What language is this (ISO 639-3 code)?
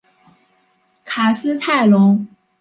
zho